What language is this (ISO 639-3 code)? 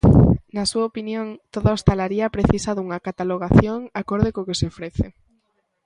glg